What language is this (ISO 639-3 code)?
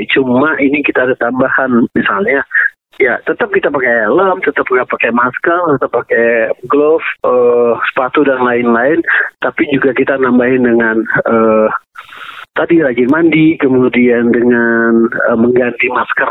ind